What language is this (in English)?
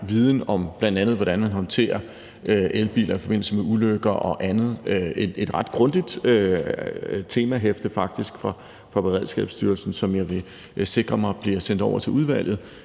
Danish